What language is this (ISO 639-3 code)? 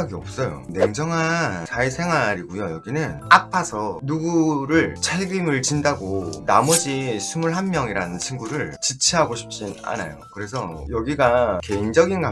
kor